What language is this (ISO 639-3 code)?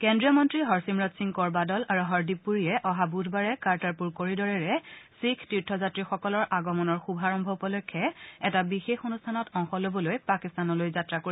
asm